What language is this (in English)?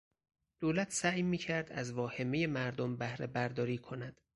Persian